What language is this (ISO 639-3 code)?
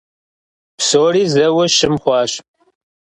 kbd